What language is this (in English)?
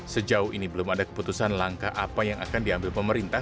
Indonesian